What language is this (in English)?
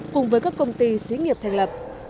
Vietnamese